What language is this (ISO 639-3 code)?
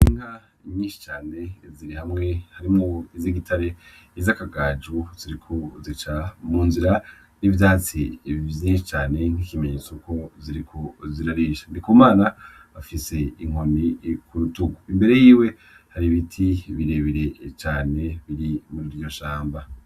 run